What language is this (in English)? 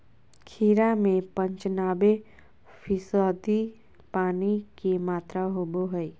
Magahi